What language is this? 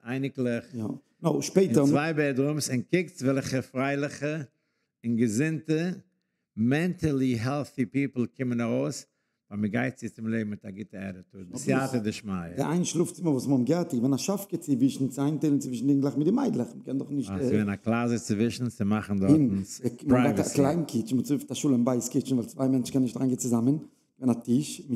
German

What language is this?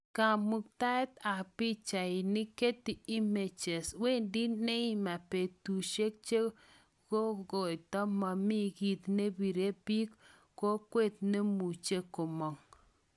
Kalenjin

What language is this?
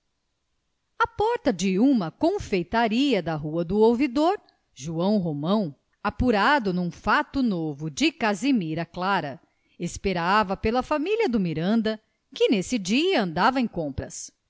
Portuguese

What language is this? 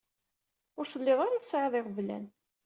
Kabyle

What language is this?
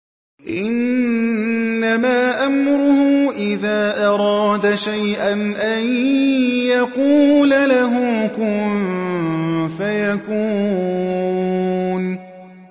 Arabic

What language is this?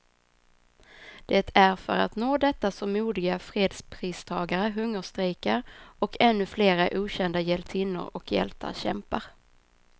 Swedish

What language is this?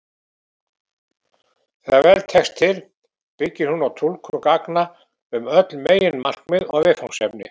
Icelandic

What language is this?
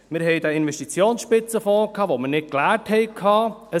Swiss German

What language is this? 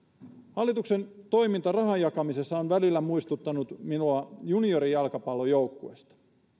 Finnish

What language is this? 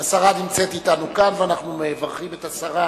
Hebrew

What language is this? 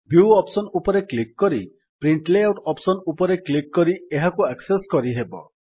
Odia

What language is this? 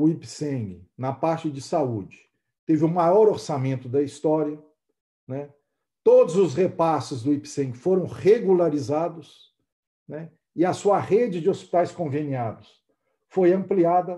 Portuguese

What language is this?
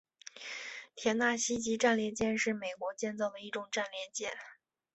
Chinese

